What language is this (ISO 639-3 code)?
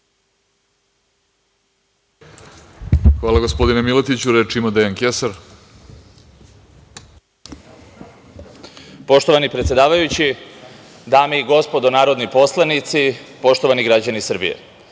srp